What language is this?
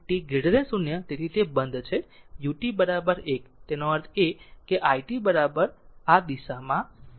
Gujarati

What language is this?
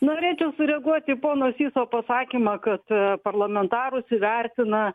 Lithuanian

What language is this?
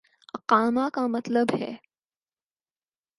Urdu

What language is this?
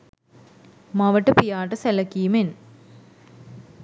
Sinhala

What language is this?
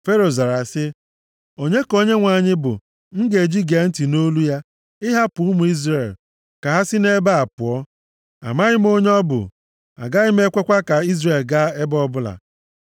Igbo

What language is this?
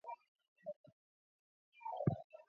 Swahili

